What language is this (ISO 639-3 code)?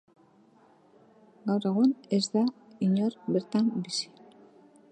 eus